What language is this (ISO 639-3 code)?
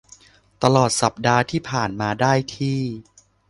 tha